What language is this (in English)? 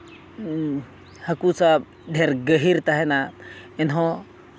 Santali